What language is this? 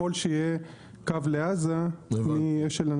Hebrew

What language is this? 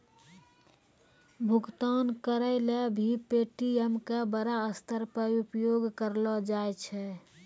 Maithili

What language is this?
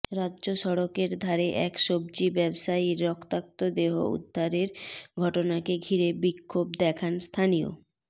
Bangla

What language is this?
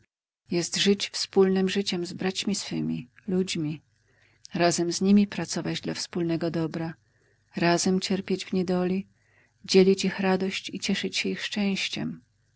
Polish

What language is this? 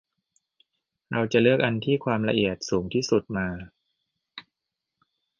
Thai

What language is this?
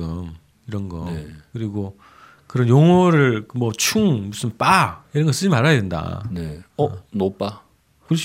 Korean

